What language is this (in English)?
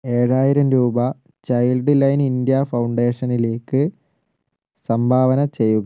Malayalam